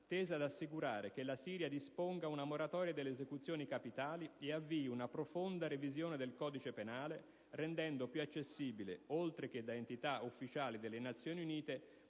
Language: Italian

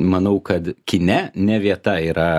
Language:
Lithuanian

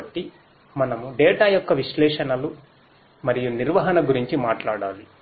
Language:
Telugu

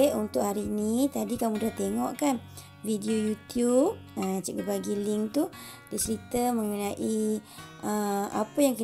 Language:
Malay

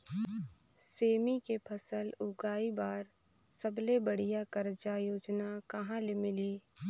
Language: Chhattisgarhi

